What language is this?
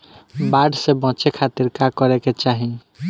Bhojpuri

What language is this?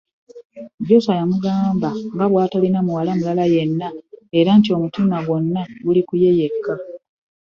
Ganda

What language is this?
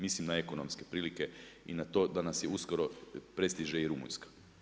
Croatian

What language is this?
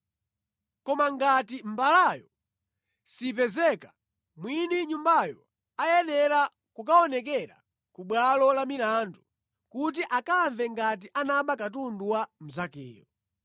Nyanja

